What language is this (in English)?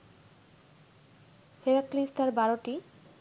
Bangla